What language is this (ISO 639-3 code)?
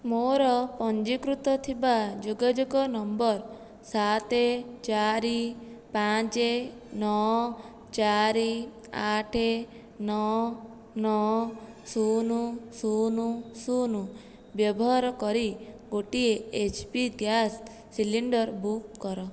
ori